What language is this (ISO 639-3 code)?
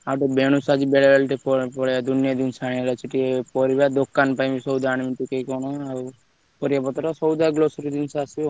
ori